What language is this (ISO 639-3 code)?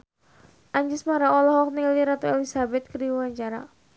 sun